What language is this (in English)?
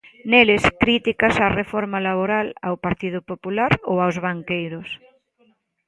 Galician